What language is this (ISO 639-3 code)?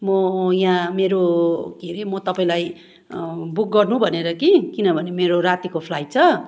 nep